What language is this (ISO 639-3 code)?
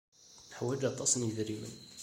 kab